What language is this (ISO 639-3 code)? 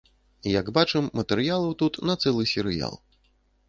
bel